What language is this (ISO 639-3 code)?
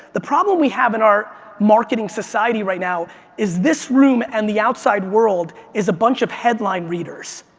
eng